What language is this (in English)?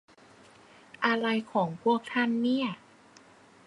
Thai